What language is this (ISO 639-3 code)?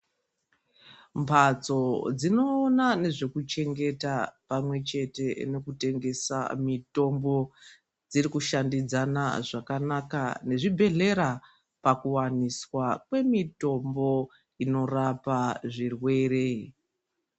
ndc